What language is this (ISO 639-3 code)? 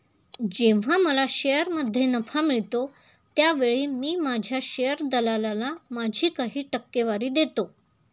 mar